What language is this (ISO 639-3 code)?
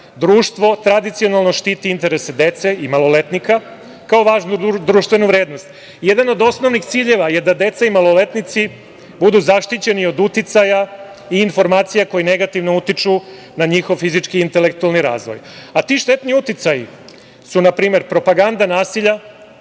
srp